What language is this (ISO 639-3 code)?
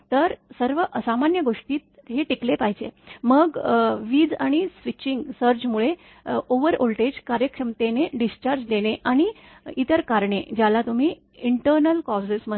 mar